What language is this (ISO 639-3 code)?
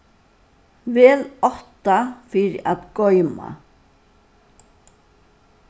fao